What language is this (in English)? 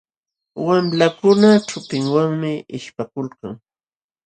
Jauja Wanca Quechua